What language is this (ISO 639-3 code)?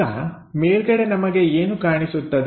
kan